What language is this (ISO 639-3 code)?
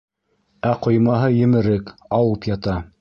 bak